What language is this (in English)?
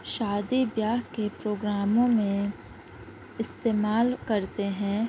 Urdu